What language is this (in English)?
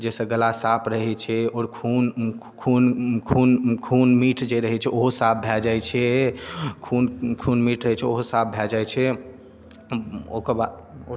Maithili